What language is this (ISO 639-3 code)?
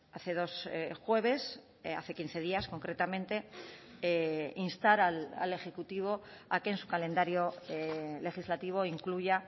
spa